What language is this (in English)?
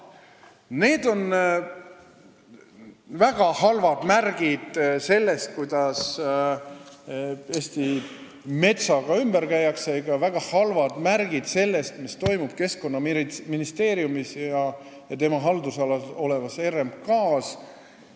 Estonian